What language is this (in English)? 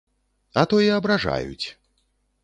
Belarusian